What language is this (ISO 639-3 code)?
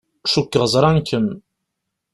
kab